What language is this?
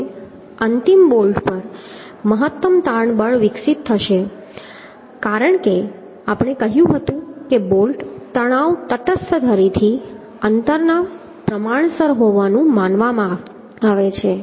Gujarati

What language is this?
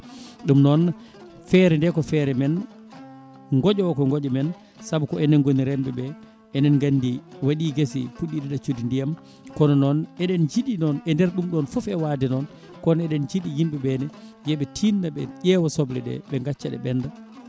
Fula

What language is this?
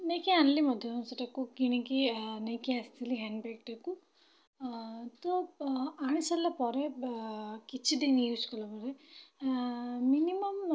Odia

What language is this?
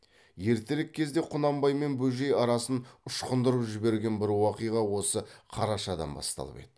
Kazakh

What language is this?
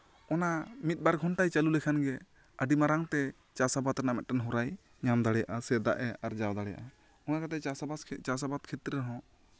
Santali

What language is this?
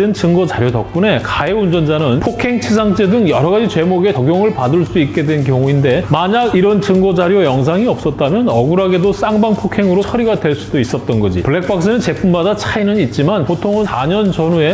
Korean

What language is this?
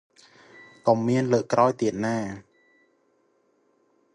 Khmer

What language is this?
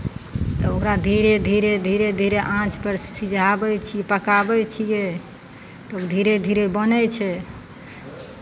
Maithili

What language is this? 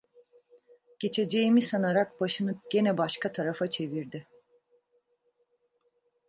Turkish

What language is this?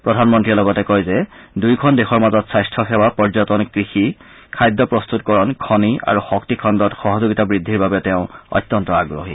Assamese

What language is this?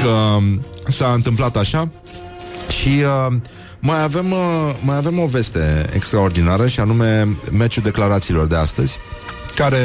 Romanian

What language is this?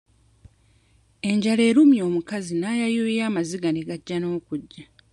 Ganda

